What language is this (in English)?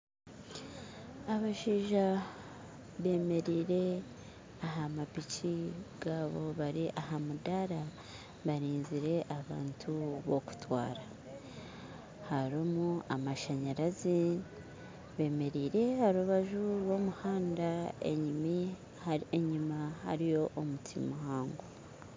Nyankole